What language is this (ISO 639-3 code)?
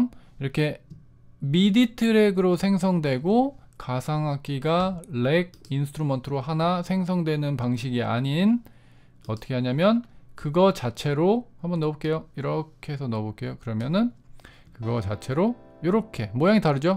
kor